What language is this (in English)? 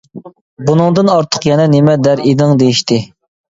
Uyghur